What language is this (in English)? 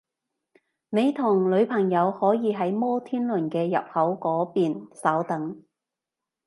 Cantonese